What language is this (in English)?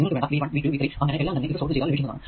Malayalam